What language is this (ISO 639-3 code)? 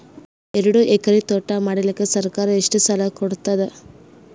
kan